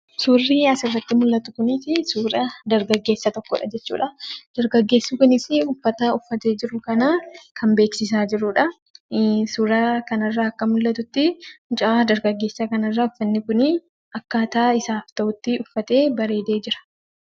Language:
Oromo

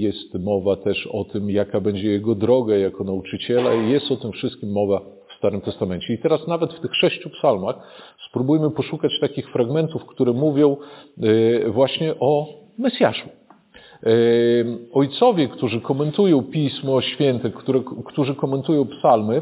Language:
Polish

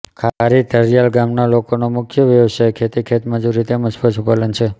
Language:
Gujarati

